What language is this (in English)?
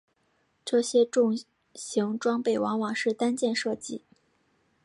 Chinese